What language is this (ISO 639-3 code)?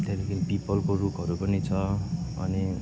nep